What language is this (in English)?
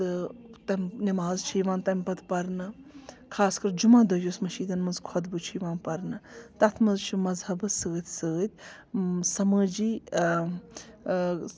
Kashmiri